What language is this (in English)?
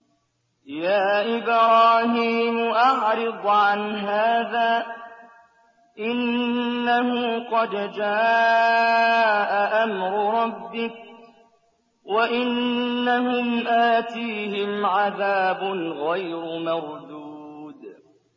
Arabic